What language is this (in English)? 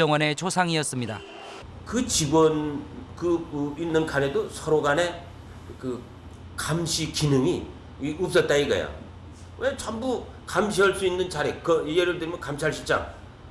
Korean